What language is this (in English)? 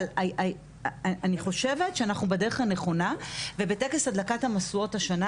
Hebrew